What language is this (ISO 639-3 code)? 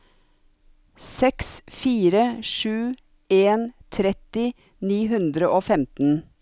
nor